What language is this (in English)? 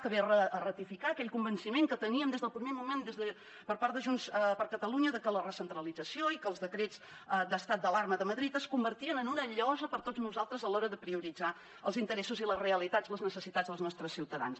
Catalan